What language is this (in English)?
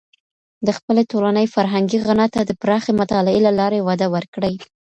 Pashto